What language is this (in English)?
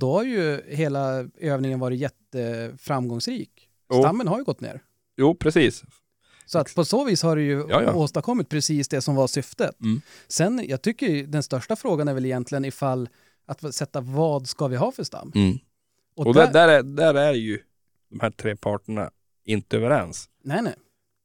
Swedish